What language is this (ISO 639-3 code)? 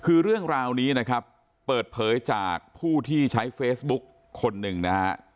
tha